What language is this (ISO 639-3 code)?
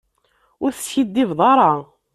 kab